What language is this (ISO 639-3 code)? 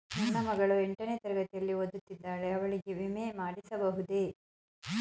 kan